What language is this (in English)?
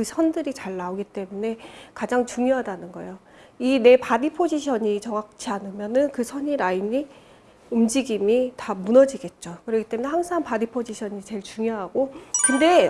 Korean